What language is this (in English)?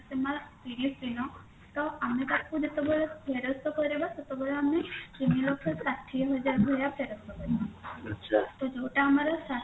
Odia